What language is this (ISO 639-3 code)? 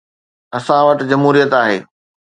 snd